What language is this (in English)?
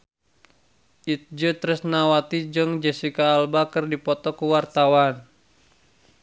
Sundanese